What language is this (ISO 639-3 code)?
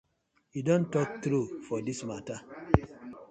pcm